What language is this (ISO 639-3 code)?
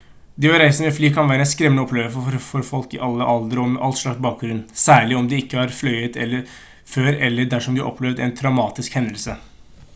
nob